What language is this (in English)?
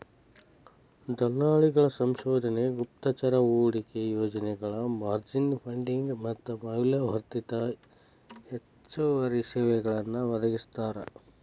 Kannada